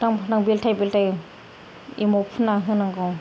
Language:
Bodo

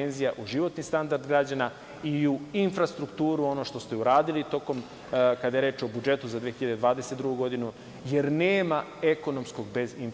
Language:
Serbian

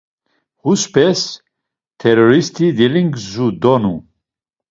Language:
Laz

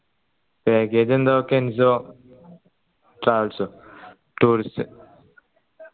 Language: Malayalam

